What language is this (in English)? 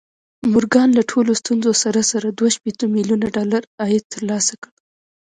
Pashto